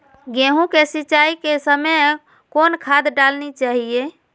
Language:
Magahi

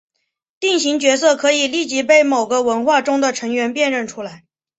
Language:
Chinese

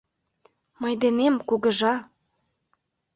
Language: Mari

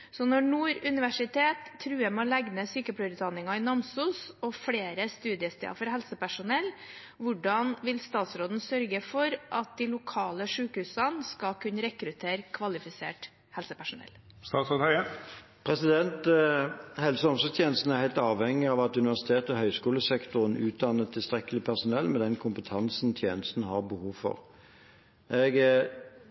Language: Norwegian Bokmål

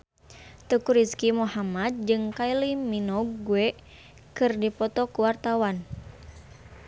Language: Sundanese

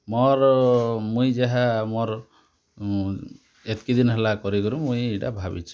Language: Odia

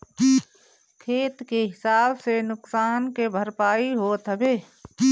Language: Bhojpuri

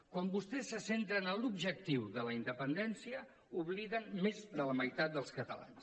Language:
Catalan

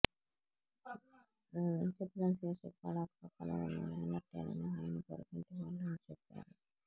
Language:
Telugu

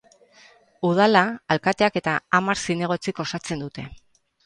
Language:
Basque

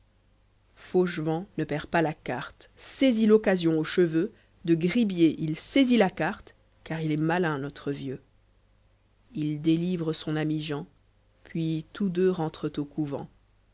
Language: French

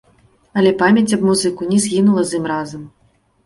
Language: Belarusian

